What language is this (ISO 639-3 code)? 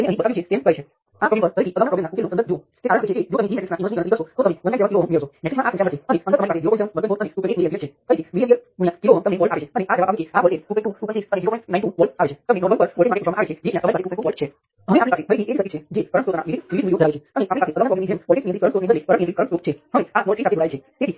guj